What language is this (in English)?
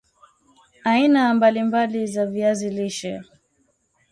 Swahili